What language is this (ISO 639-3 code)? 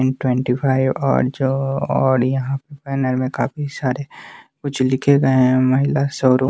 hin